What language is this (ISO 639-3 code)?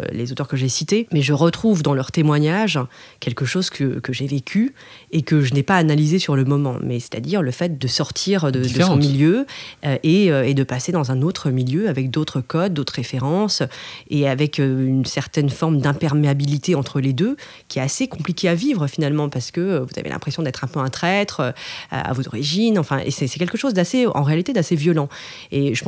fra